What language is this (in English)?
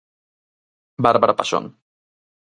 Galician